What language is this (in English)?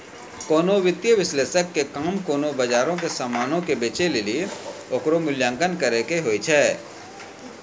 Maithili